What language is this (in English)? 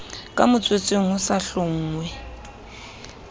Southern Sotho